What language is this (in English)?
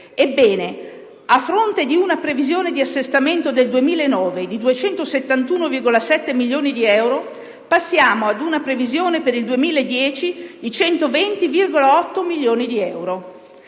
Italian